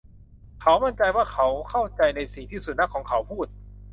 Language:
Thai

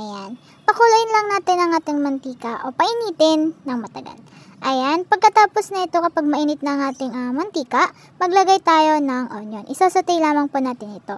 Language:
Filipino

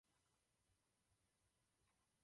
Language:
Czech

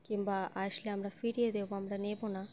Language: Bangla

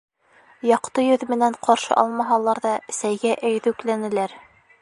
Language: Bashkir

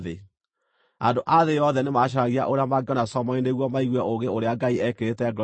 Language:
Kikuyu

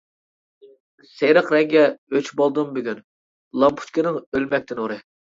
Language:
Uyghur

